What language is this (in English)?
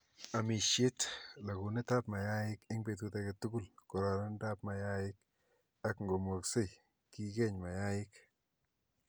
Kalenjin